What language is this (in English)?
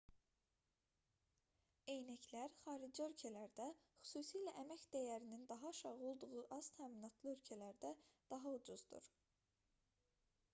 Azerbaijani